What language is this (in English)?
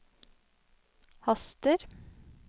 Norwegian